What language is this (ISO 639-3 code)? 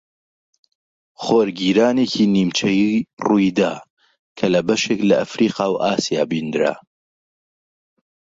ckb